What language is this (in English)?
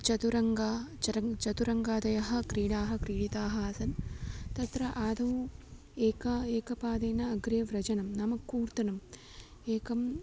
Sanskrit